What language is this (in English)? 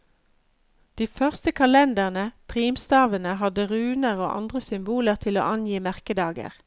Norwegian